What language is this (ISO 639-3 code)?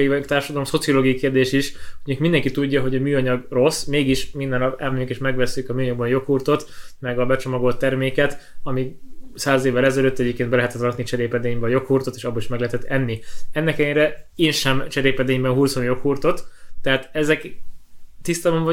hun